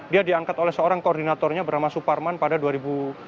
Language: Indonesian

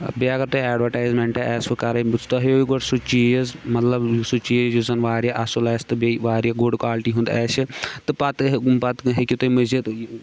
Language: Kashmiri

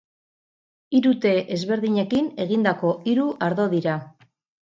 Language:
Basque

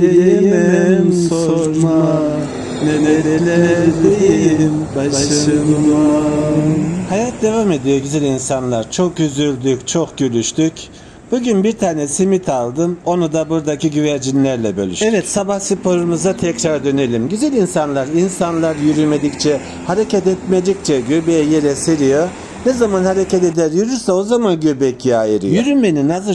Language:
Turkish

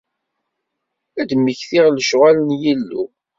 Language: Kabyle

